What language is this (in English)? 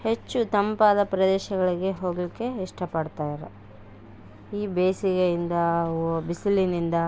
Kannada